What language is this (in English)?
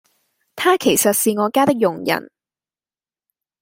Cantonese